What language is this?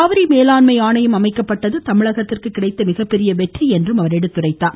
Tamil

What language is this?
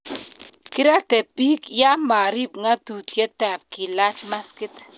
Kalenjin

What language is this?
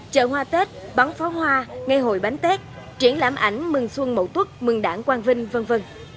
Vietnamese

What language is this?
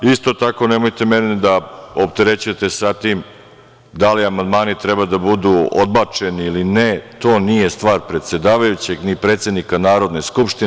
Serbian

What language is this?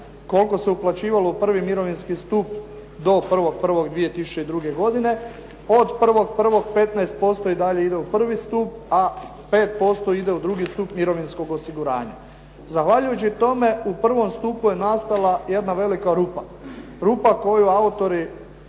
Croatian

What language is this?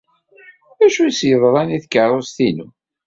Kabyle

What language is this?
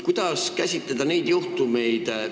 Estonian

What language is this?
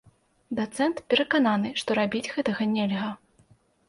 Belarusian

